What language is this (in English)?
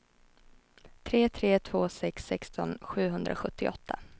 Swedish